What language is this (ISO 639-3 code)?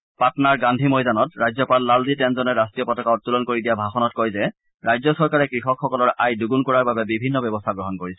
asm